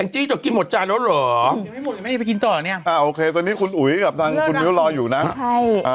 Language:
Thai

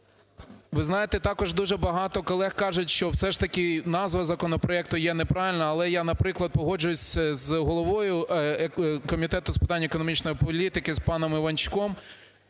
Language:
Ukrainian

